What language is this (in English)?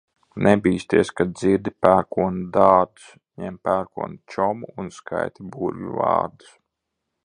Latvian